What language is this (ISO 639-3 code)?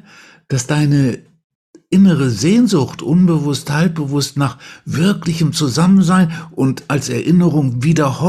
deu